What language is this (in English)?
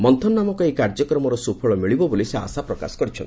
Odia